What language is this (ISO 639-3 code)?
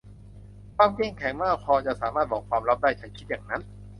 tha